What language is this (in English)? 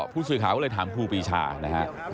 Thai